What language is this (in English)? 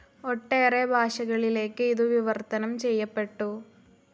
Malayalam